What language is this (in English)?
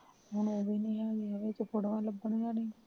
Punjabi